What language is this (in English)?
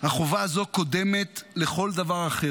Hebrew